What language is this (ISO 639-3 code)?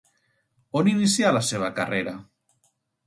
cat